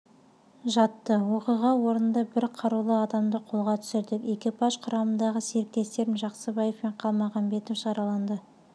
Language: Kazakh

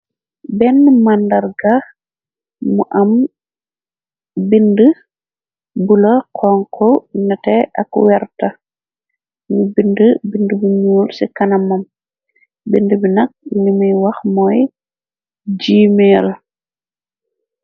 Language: Wolof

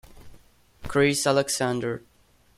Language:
Italian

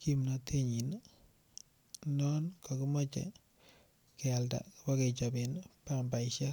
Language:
Kalenjin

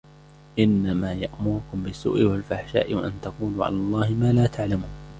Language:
Arabic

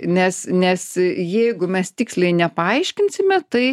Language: Lithuanian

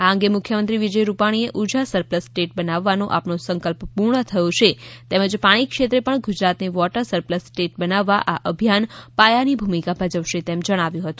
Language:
Gujarati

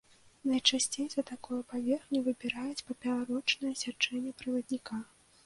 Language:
Belarusian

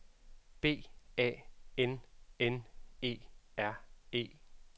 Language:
Danish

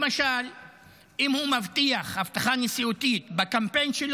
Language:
Hebrew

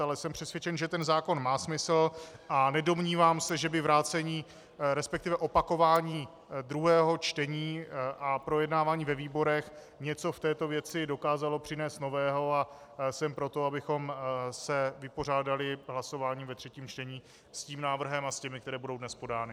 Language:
Czech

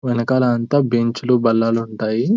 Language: Telugu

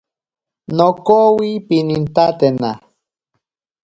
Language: Ashéninka Perené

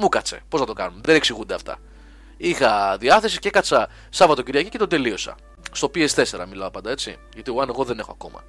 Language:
Greek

